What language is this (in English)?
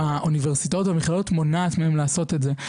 Hebrew